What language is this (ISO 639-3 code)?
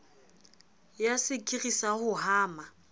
sot